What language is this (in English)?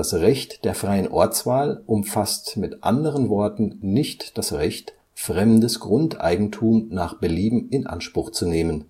German